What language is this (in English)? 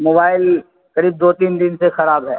Urdu